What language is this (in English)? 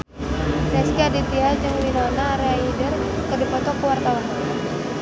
Sundanese